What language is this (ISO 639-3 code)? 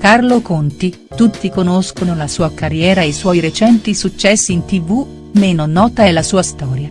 ita